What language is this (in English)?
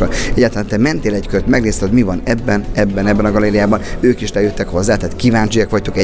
Hungarian